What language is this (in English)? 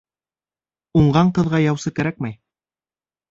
Bashkir